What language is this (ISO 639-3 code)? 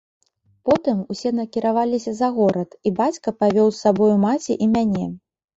bel